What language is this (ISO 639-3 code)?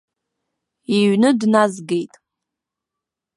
abk